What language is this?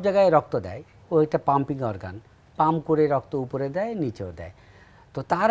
Hindi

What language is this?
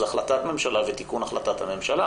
Hebrew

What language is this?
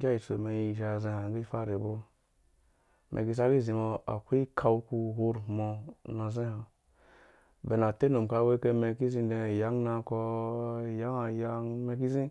Dũya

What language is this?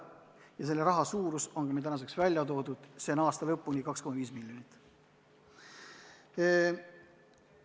Estonian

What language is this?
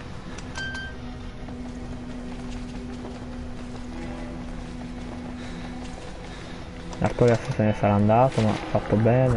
Italian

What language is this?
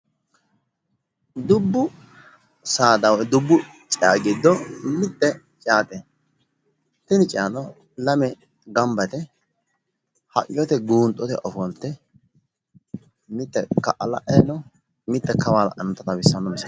Sidamo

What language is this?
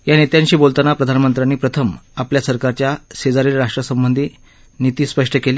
Marathi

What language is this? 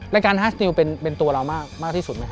Thai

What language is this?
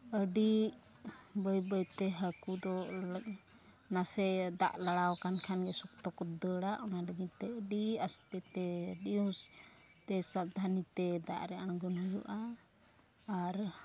Santali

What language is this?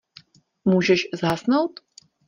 Czech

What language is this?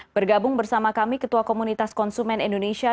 Indonesian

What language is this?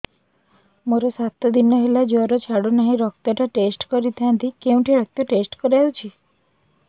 Odia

